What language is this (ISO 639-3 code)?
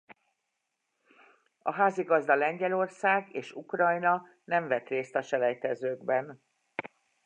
hun